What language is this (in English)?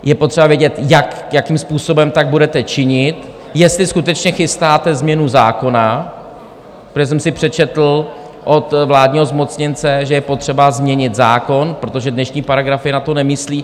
Czech